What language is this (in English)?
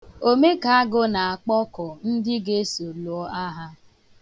Igbo